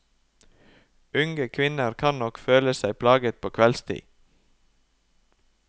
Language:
Norwegian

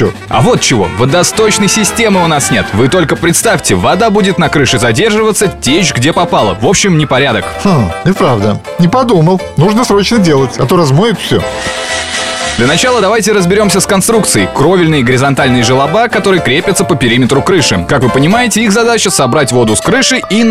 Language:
Russian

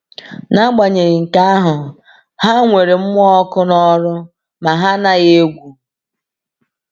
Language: Igbo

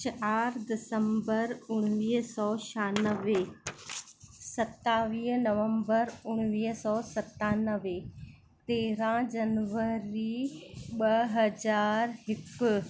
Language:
Sindhi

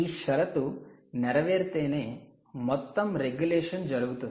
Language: Telugu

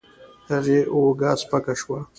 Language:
Pashto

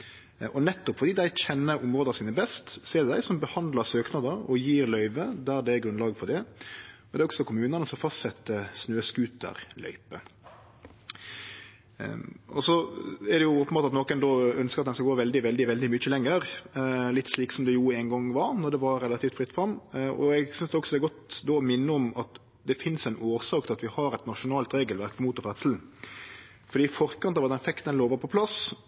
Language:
Norwegian Nynorsk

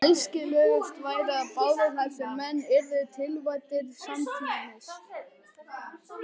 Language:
Icelandic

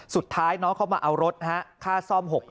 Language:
Thai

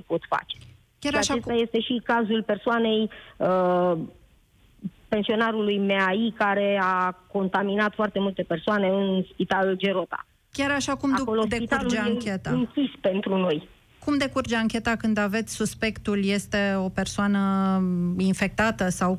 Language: Romanian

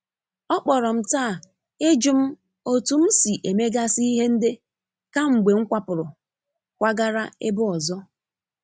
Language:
Igbo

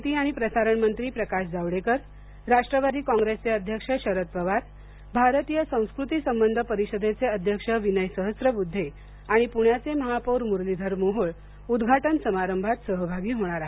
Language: Marathi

